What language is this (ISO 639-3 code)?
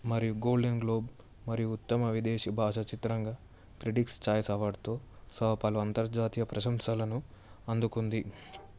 tel